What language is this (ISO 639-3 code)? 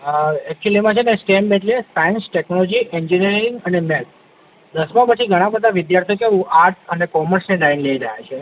guj